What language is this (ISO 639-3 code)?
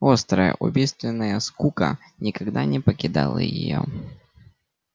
rus